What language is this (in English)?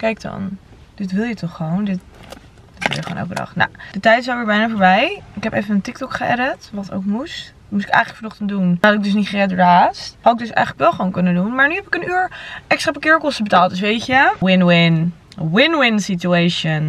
Dutch